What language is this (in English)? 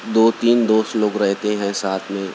Urdu